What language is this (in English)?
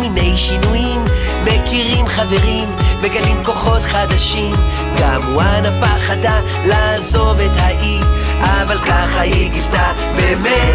Hebrew